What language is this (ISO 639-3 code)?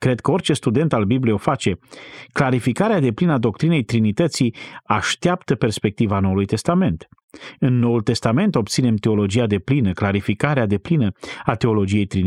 ron